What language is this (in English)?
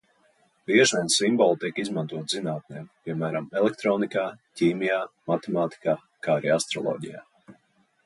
Latvian